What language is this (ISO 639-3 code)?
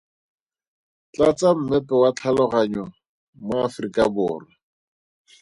tsn